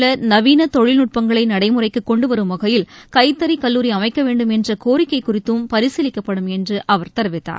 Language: Tamil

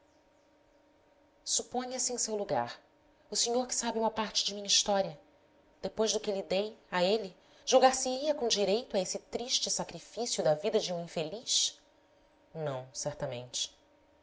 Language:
Portuguese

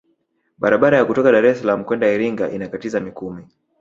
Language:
Swahili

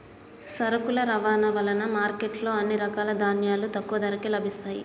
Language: Telugu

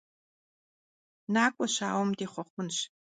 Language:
Kabardian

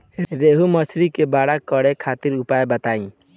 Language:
Bhojpuri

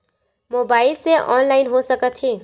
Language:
Chhattisgarhi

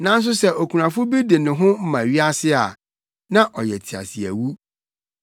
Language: Akan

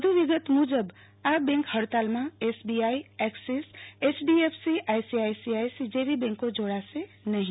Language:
Gujarati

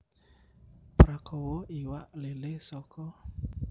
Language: Javanese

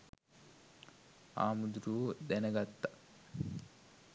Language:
Sinhala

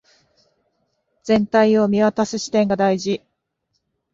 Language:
Japanese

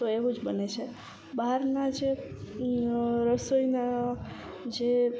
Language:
Gujarati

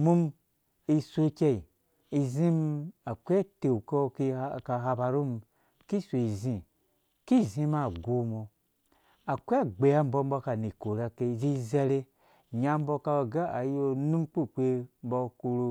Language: Dũya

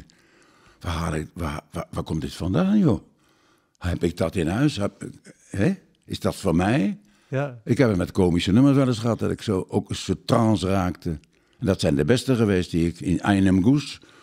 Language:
Dutch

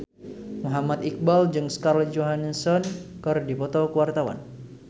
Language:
Sundanese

